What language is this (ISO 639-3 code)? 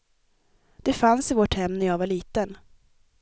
swe